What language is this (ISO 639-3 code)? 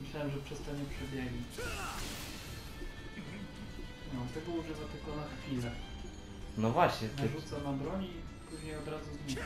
pol